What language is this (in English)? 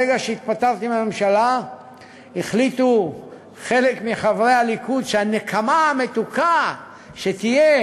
Hebrew